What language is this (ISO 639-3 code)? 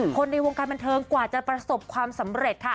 tha